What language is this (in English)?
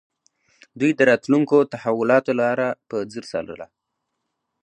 Pashto